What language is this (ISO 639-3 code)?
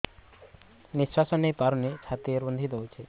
ori